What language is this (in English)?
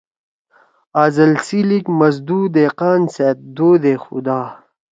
Torwali